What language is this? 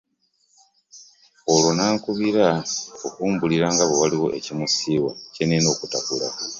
Ganda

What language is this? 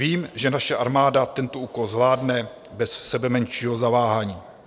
Czech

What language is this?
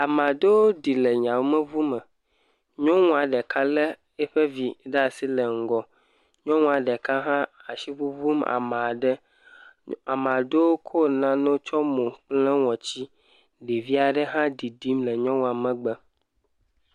Ewe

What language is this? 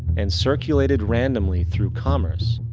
English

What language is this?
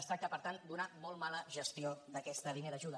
Catalan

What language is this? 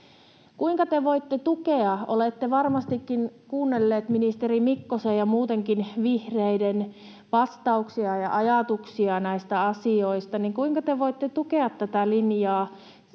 Finnish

